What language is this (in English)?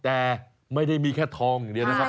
Thai